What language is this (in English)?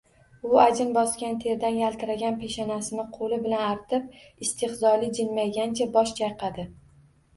Uzbek